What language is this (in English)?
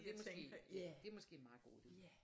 Danish